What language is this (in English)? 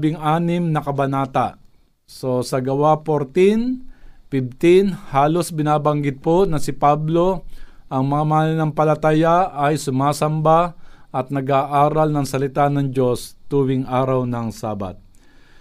Filipino